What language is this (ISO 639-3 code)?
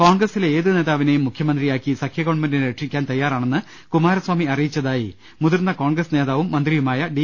mal